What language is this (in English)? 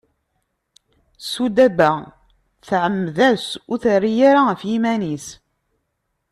Kabyle